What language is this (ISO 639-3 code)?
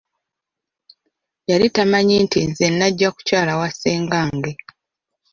lug